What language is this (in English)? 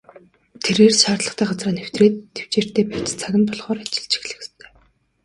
Mongolian